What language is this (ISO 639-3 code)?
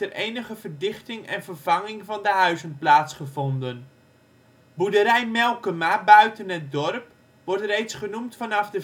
nld